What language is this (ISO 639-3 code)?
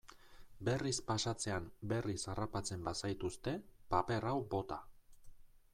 eus